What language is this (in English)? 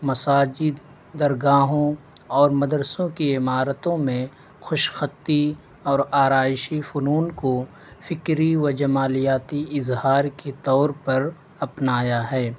Urdu